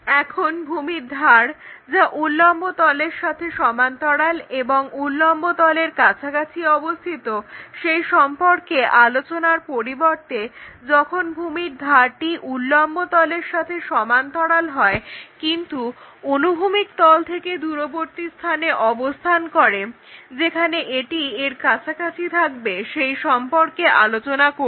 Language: Bangla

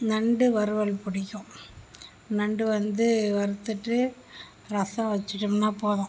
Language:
Tamil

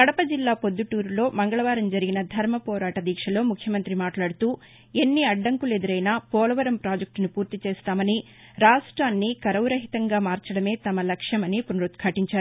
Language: Telugu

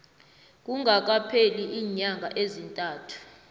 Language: South Ndebele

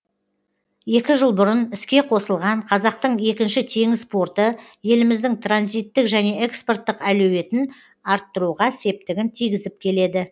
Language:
Kazakh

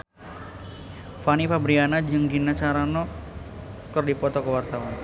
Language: Sundanese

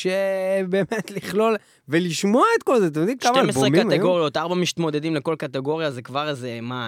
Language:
Hebrew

